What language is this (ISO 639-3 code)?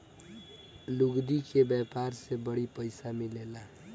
bho